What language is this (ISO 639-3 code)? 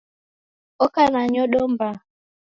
dav